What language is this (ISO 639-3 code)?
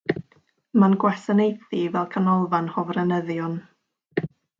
cym